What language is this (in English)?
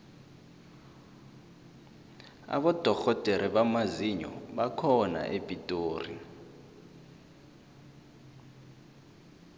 South Ndebele